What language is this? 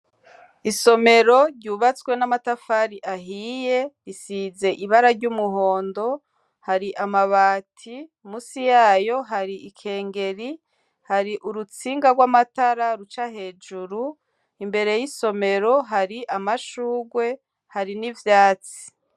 Rundi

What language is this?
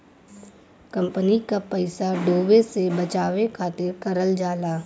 Bhojpuri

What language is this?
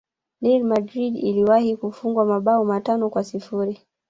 Swahili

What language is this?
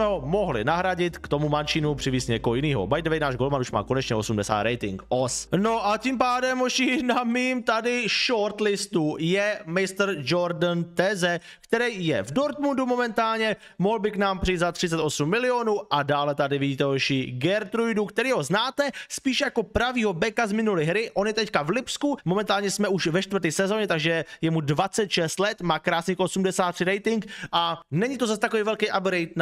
Czech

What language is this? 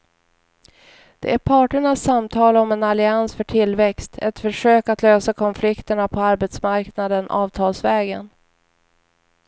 Swedish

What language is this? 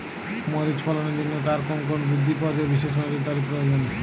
Bangla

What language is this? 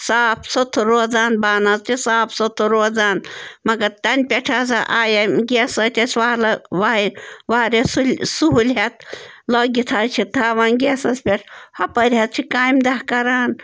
Kashmiri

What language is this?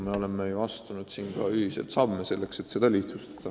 Estonian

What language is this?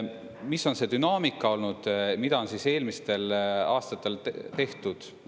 Estonian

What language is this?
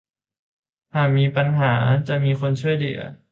Thai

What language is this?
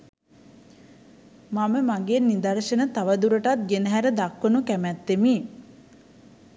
Sinhala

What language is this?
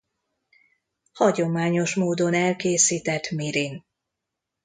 Hungarian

